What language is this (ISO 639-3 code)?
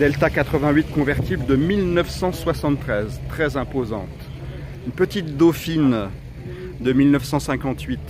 fra